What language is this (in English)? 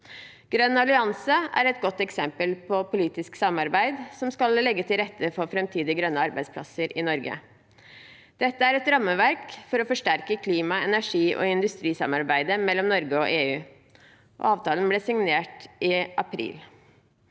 Norwegian